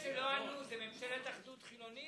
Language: Hebrew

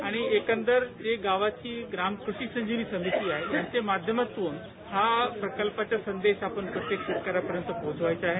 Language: Marathi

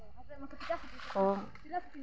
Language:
Santali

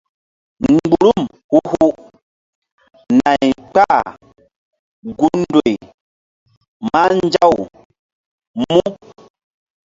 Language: Mbum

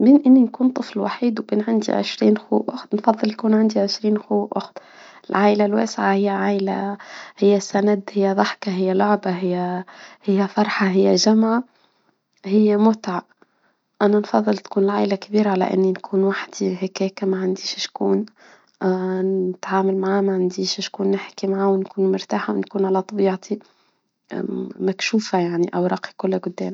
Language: Tunisian Arabic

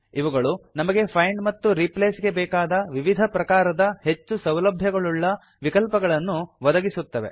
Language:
Kannada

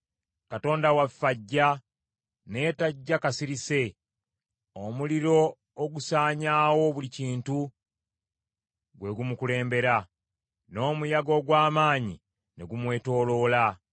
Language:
Ganda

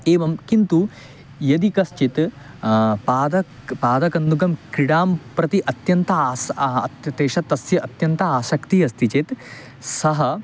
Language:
Sanskrit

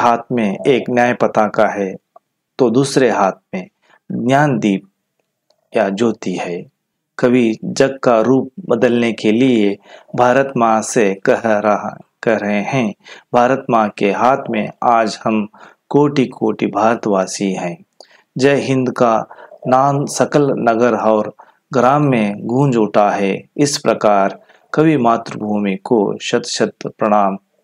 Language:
Hindi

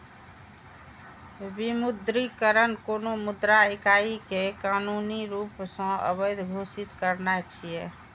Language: Maithili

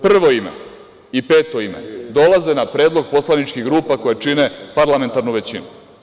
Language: Serbian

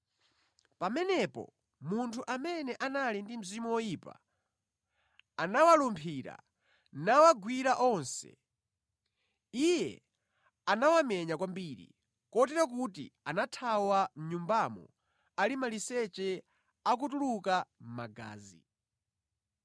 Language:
Nyanja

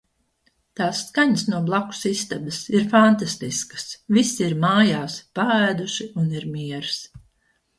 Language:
Latvian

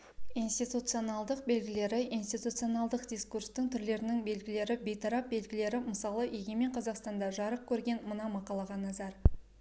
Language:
Kazakh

